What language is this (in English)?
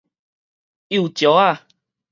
Min Nan Chinese